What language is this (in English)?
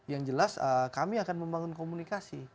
Indonesian